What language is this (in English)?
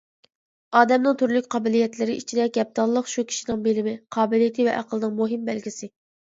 Uyghur